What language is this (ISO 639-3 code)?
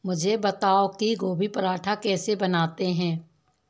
hin